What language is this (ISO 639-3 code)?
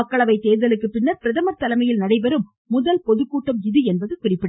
tam